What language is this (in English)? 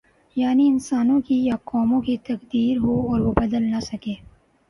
Urdu